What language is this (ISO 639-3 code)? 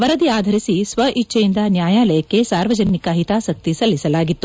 kan